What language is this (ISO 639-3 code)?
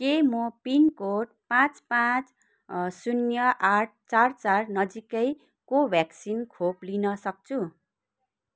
nep